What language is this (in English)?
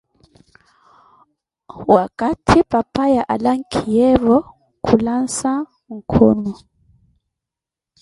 Koti